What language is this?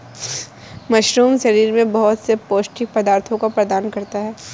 Hindi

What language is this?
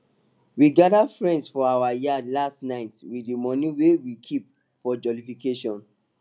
Nigerian Pidgin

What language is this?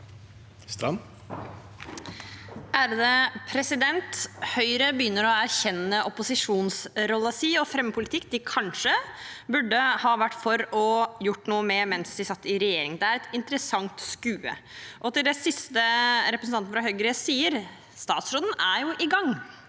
Norwegian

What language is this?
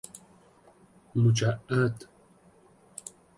Persian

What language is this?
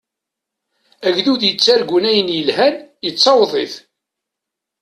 Kabyle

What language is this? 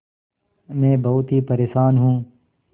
Hindi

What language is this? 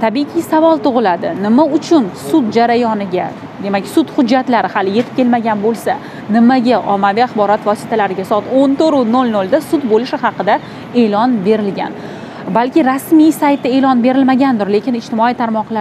Arabic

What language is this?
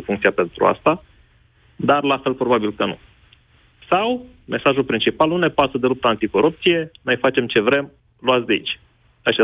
Romanian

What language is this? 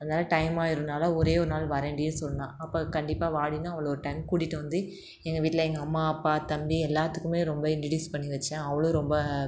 Tamil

